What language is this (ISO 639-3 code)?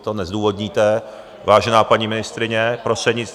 ces